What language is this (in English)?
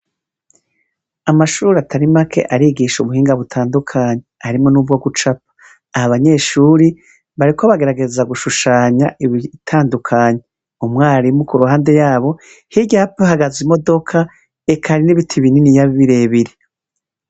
Rundi